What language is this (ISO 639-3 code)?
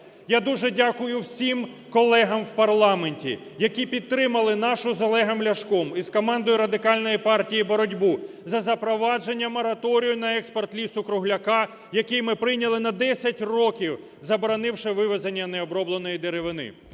ukr